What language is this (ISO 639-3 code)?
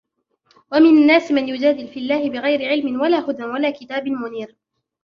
ara